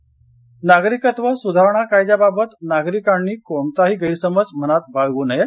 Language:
Marathi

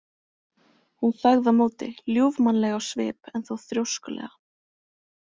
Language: Icelandic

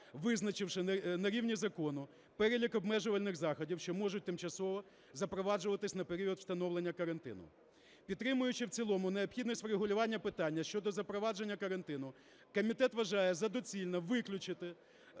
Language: Ukrainian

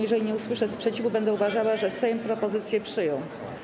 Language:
Polish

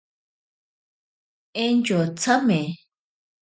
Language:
Ashéninka Perené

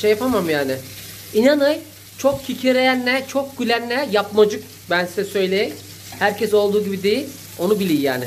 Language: Turkish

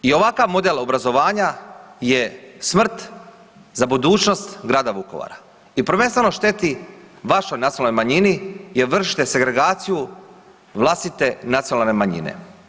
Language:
Croatian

